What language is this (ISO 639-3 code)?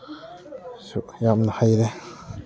mni